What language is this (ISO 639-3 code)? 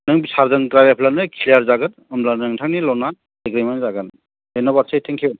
brx